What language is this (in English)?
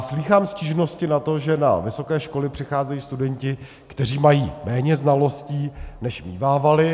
Czech